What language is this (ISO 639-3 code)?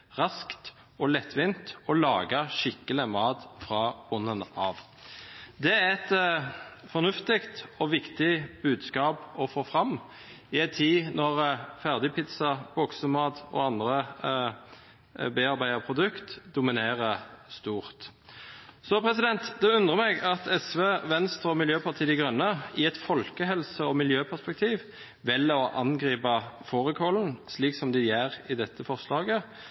nob